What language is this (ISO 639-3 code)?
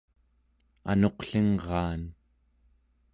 esu